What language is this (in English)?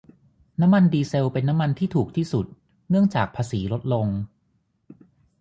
Thai